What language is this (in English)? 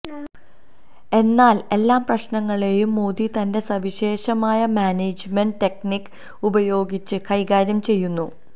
Malayalam